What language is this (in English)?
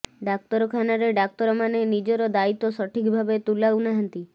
Odia